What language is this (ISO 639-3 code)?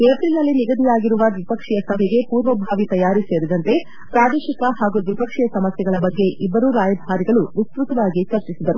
kan